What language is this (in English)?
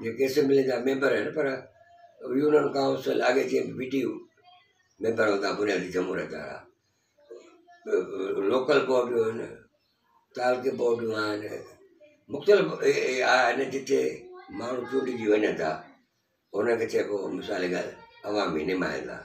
Hindi